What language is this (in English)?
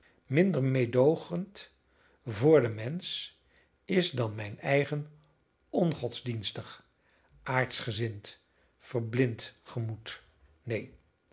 Dutch